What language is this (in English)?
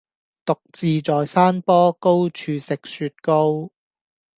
Cantonese